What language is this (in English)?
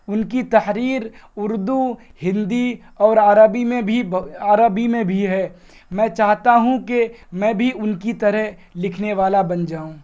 Urdu